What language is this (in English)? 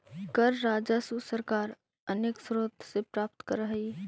Magahi